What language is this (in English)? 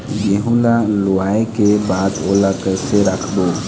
Chhattisgarhi